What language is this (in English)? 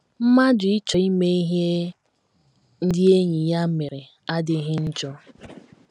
Igbo